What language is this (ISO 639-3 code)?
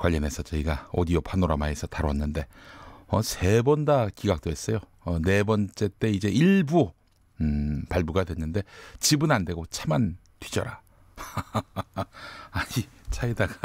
kor